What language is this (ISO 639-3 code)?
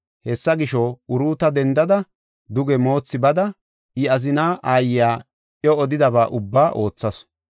gof